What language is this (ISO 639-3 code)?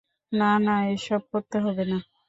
ben